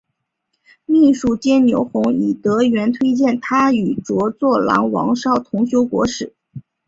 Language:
Chinese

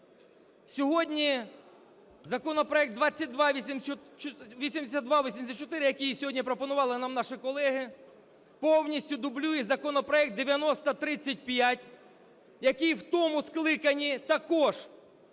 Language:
Ukrainian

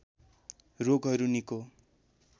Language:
Nepali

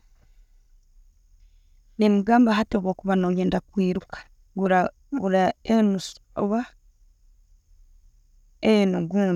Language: Tooro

